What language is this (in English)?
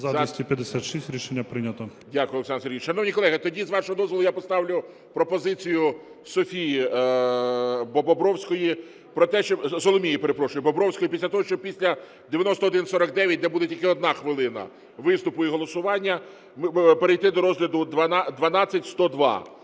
Ukrainian